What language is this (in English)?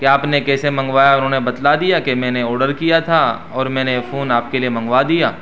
Urdu